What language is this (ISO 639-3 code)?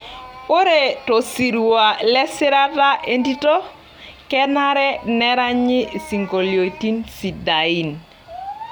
mas